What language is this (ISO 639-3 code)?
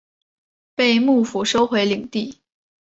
zho